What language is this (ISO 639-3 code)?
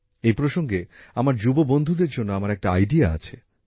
ben